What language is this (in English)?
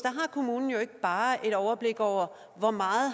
Danish